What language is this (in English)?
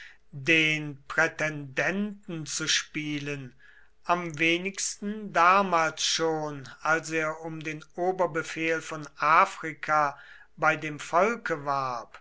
German